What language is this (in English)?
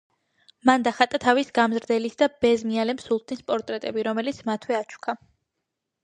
Georgian